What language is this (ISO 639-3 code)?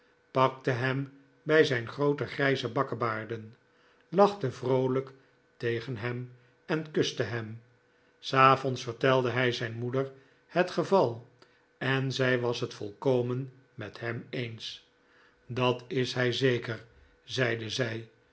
nld